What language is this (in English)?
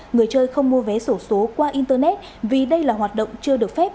Vietnamese